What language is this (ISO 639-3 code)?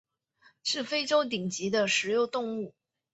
zho